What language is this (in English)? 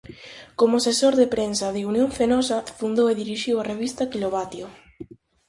Galician